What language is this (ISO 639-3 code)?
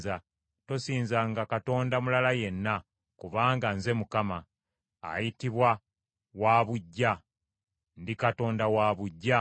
lug